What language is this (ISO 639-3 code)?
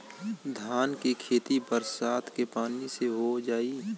bho